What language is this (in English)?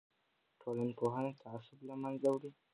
Pashto